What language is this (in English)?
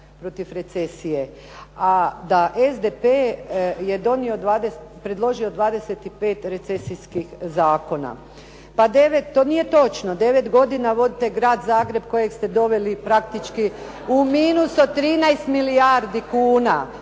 Croatian